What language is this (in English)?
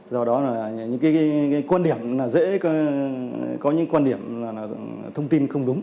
Vietnamese